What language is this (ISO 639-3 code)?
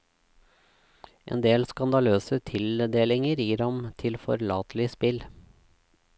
nor